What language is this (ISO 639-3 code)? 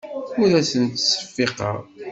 kab